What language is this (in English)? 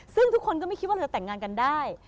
Thai